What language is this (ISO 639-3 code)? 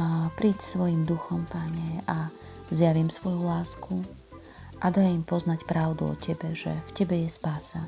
slk